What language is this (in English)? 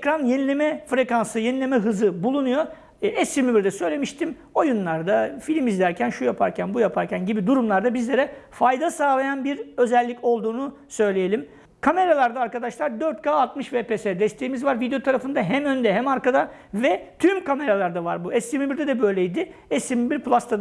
Turkish